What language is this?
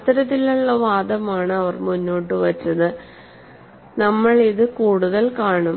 Malayalam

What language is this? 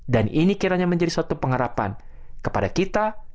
Indonesian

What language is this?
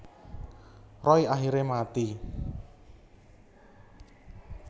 Javanese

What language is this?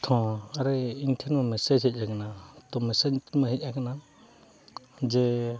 Santali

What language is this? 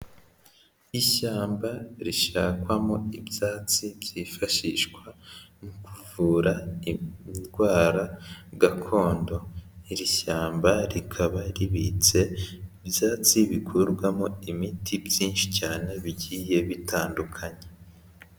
Kinyarwanda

